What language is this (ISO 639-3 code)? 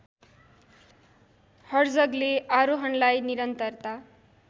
nep